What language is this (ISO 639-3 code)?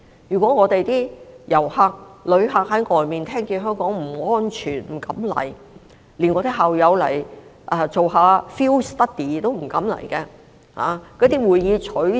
yue